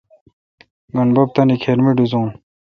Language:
Kalkoti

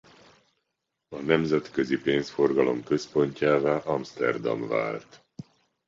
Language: Hungarian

